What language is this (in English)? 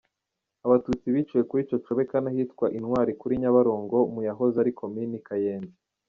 Kinyarwanda